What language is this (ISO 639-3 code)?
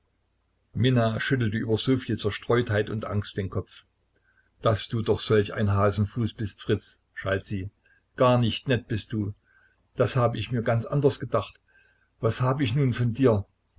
deu